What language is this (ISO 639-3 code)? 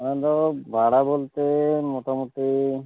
sat